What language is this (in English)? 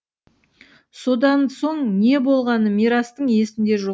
Kazakh